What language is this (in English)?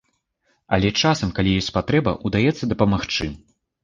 Belarusian